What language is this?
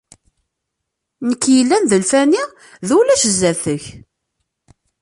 Kabyle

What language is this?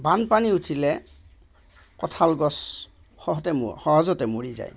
Assamese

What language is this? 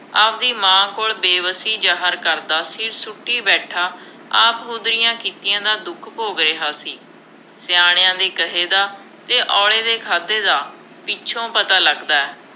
Punjabi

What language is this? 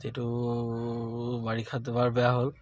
Assamese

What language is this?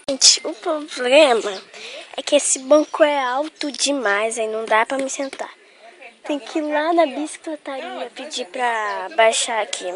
Portuguese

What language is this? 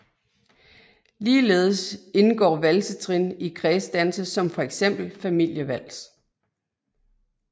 Danish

